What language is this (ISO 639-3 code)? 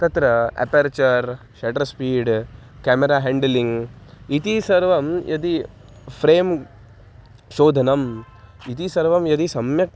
san